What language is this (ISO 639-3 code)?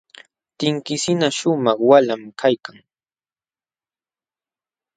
qxw